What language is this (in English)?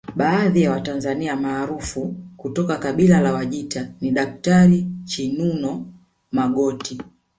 Swahili